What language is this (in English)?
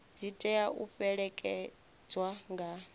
Venda